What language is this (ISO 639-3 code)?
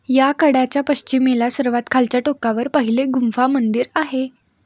mar